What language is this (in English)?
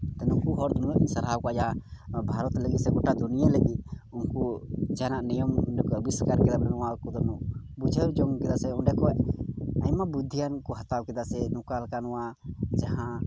Santali